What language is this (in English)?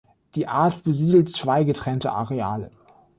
German